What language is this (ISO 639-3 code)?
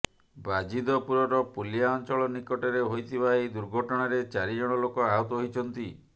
ori